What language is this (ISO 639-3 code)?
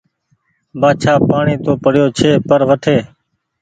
gig